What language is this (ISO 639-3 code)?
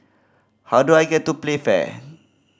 eng